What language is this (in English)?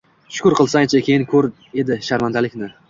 Uzbek